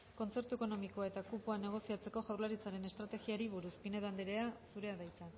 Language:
Basque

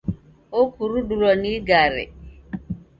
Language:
Taita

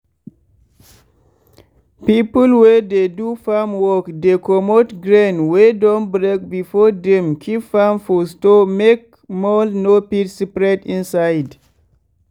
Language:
Nigerian Pidgin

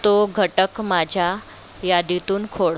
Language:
Marathi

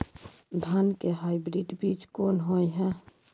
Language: Maithili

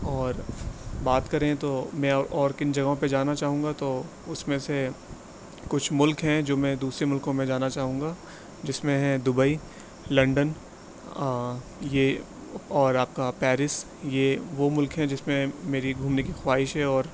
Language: Urdu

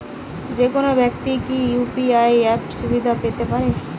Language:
Bangla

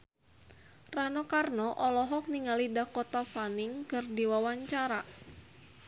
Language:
Sundanese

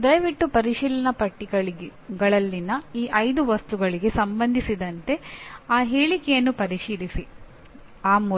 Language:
Kannada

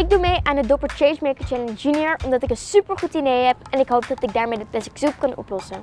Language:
Dutch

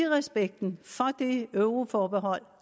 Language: Danish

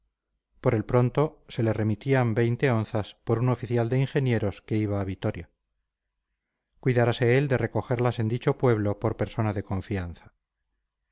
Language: Spanish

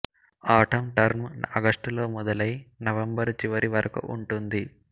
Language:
Telugu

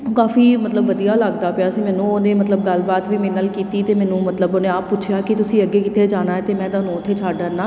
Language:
Punjabi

